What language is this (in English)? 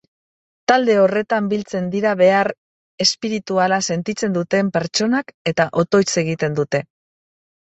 Basque